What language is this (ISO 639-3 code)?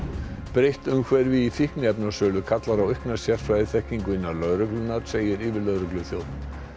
isl